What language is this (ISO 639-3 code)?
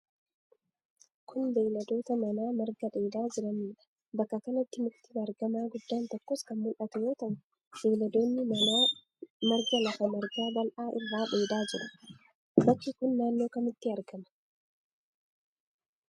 orm